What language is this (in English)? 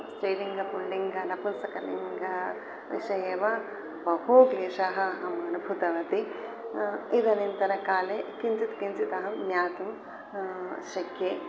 Sanskrit